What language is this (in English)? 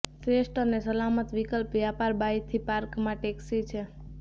Gujarati